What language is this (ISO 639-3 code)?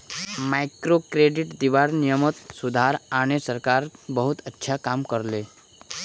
mag